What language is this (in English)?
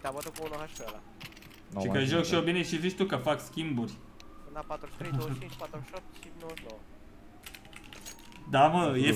Romanian